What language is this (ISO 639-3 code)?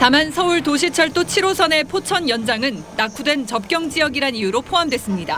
kor